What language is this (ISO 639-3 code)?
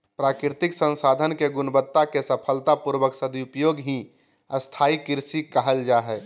mag